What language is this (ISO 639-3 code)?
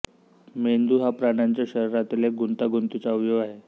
mar